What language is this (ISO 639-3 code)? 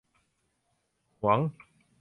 tha